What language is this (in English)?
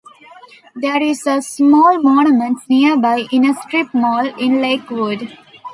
English